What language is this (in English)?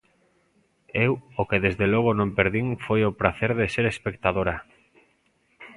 Galician